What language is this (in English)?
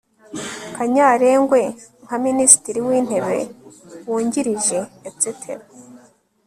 Kinyarwanda